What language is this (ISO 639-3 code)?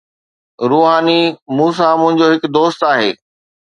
snd